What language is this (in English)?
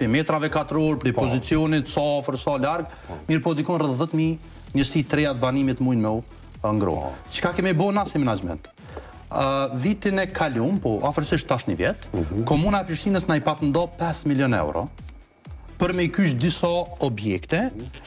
Romanian